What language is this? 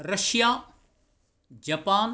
Sanskrit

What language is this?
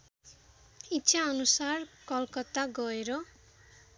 Nepali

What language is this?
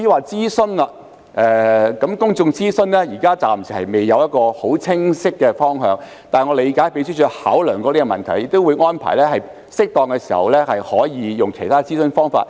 Cantonese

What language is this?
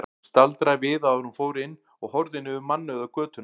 Icelandic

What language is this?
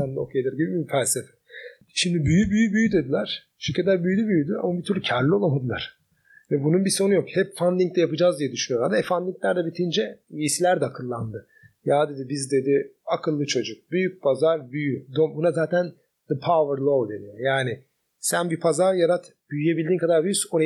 Turkish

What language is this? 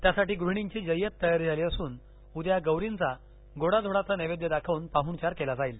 Marathi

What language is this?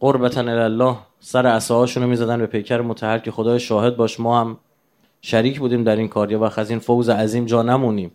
Persian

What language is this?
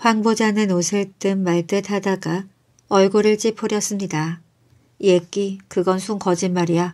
Korean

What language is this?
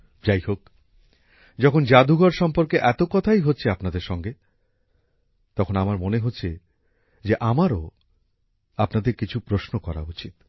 Bangla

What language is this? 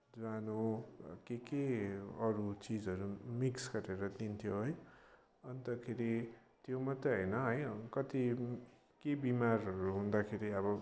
Nepali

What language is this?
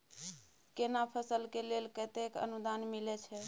Maithili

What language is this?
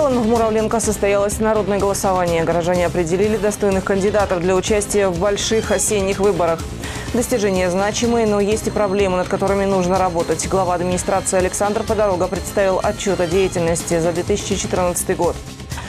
Russian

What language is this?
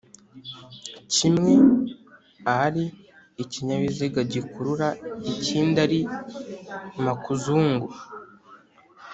Kinyarwanda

